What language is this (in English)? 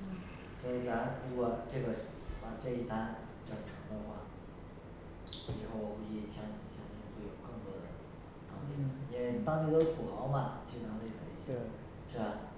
Chinese